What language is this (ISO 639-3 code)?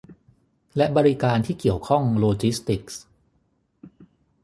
tha